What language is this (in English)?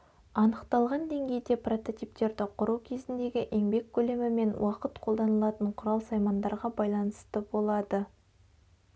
Kazakh